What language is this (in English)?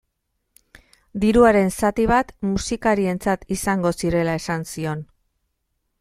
Basque